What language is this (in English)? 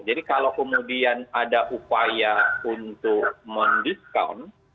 Indonesian